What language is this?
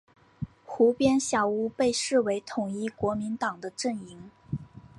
Chinese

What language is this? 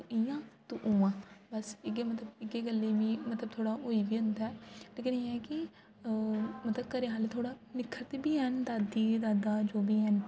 Dogri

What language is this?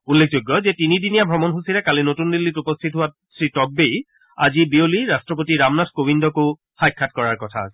Assamese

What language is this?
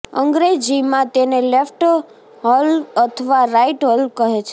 Gujarati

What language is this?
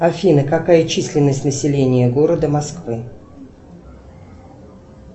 Russian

